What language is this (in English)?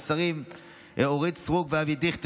Hebrew